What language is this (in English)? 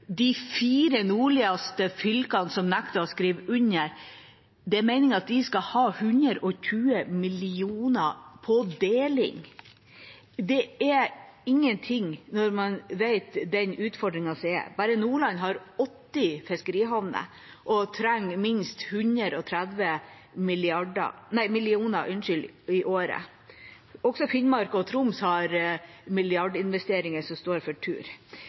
Norwegian Bokmål